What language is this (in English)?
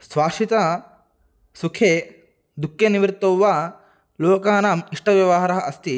Sanskrit